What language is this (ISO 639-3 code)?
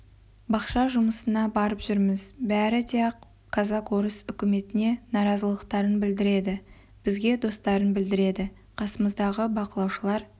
kaz